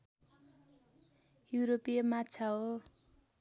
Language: Nepali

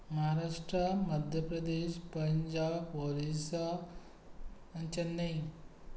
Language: Konkani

